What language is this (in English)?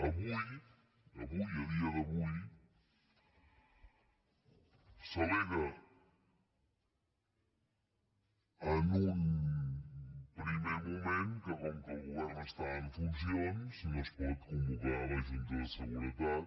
Catalan